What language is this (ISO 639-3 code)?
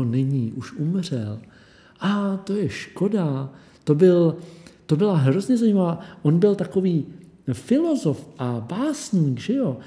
ces